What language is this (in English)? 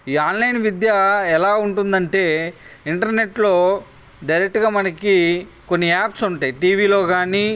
Telugu